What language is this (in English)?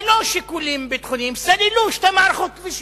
Hebrew